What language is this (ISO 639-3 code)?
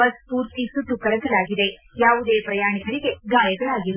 kan